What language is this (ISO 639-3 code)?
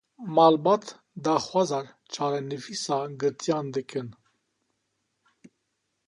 kur